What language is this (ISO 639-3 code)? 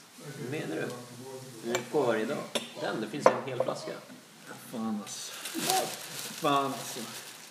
swe